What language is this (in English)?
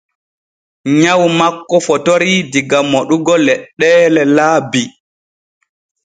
Borgu Fulfulde